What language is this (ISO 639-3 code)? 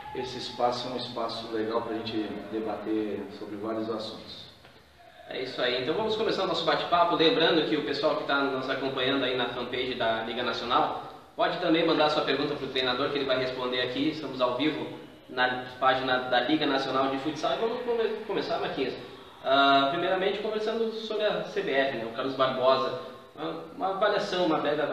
por